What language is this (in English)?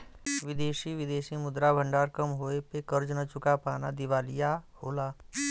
Bhojpuri